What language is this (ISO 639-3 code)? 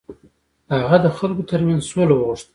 pus